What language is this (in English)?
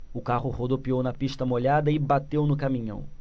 Portuguese